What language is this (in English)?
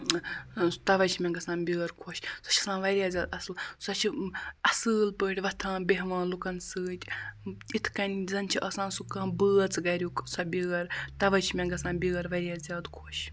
Kashmiri